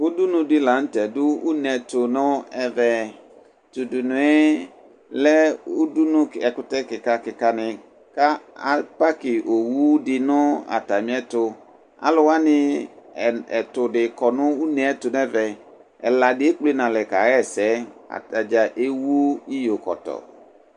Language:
Ikposo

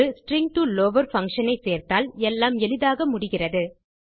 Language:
Tamil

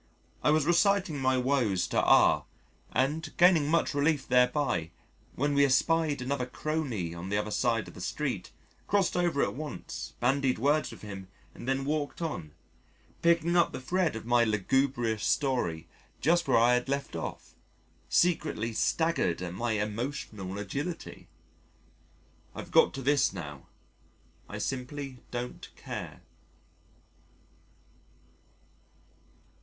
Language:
English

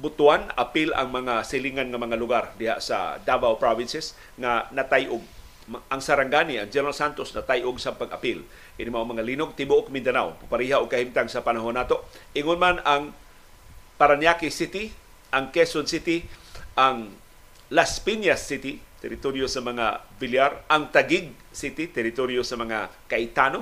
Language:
Filipino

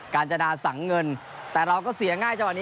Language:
Thai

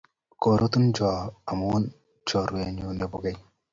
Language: Kalenjin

